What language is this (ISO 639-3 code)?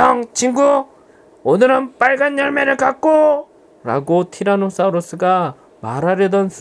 kor